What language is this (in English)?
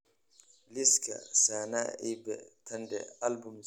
Somali